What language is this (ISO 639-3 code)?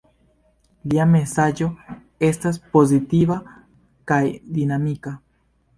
epo